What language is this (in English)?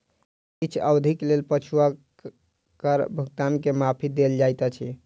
Maithili